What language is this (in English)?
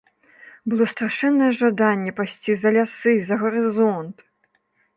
Belarusian